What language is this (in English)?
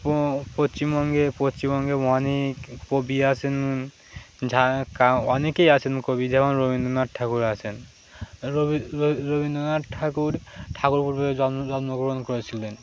Bangla